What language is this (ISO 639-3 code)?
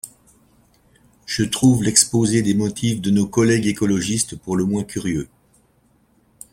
fra